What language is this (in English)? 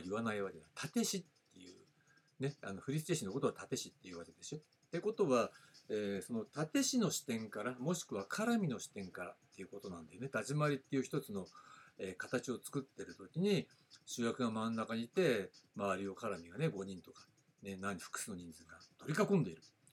Japanese